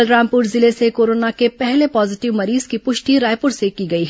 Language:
Hindi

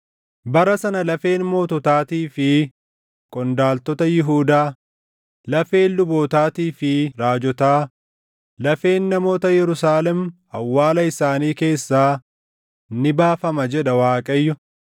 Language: Oromo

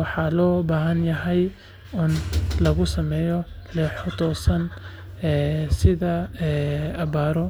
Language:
Somali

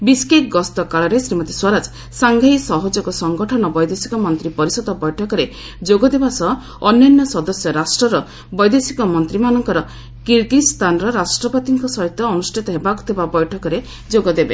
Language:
Odia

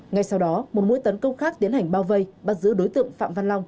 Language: Vietnamese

